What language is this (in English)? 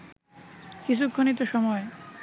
Bangla